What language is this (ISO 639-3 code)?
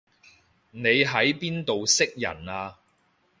yue